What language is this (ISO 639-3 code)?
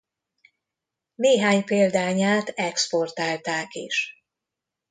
hun